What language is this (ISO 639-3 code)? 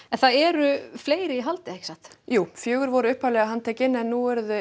isl